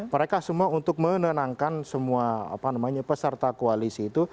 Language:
Indonesian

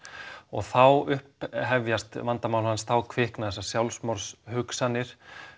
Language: Icelandic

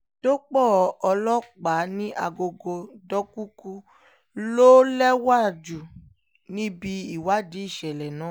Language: Yoruba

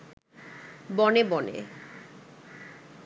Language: Bangla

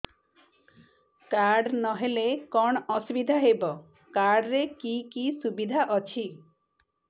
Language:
Odia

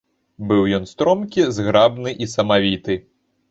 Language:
Belarusian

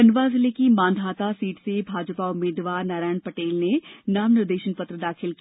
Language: Hindi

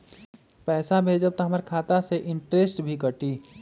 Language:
Magahi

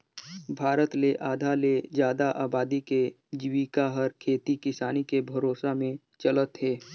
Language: Chhattisgarhi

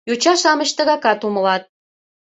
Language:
Mari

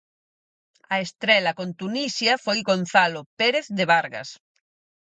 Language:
Galician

